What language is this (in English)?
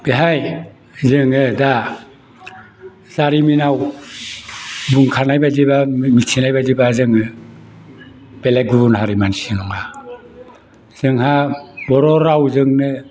Bodo